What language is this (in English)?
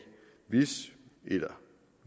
Danish